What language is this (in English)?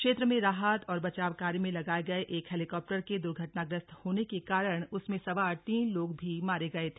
Hindi